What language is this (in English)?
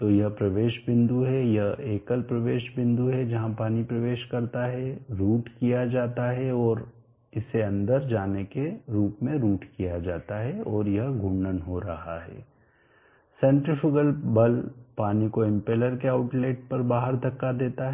Hindi